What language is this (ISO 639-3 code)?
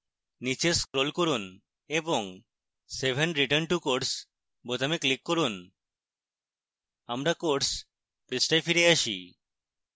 ben